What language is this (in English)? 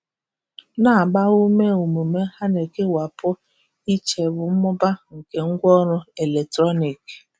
Igbo